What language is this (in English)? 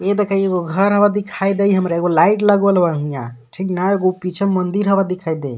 Magahi